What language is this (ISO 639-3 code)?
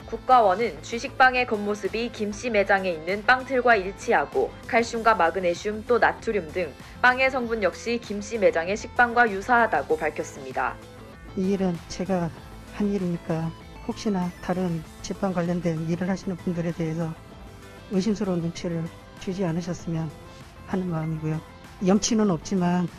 kor